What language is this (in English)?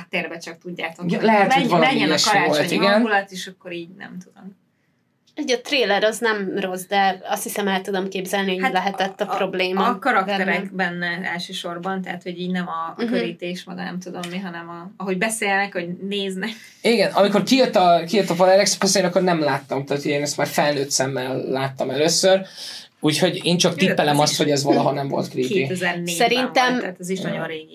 Hungarian